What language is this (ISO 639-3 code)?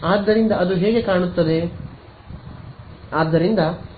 kan